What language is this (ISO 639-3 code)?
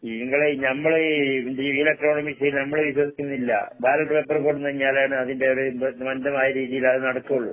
mal